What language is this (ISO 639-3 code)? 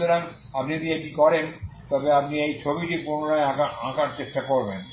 ben